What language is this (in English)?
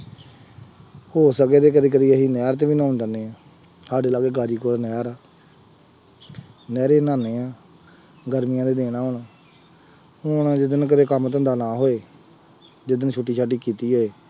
Punjabi